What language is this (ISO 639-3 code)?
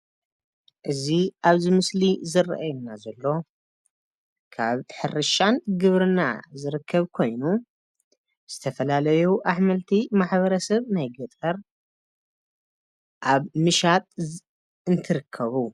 tir